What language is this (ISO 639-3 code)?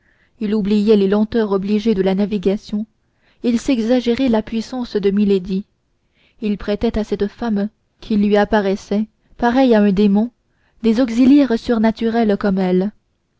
fra